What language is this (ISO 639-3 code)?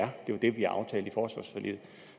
dan